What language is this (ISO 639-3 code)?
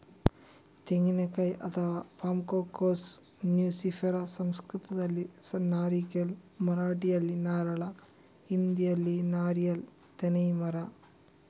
kan